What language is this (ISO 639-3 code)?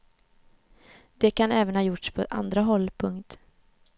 swe